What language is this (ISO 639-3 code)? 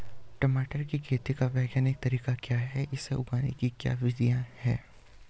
hin